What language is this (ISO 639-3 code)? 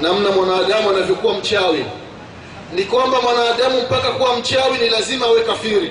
swa